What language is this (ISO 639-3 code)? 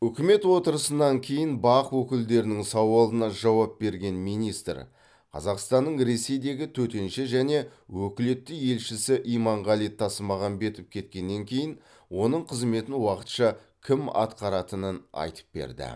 kaz